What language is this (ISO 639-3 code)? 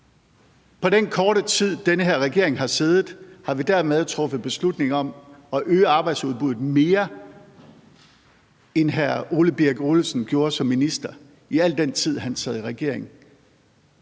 dan